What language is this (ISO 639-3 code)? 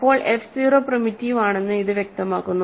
mal